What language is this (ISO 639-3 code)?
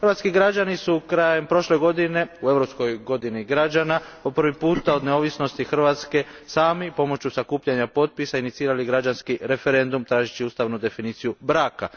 hrv